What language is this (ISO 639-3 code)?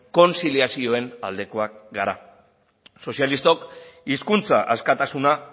eus